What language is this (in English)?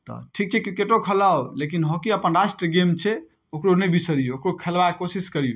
Maithili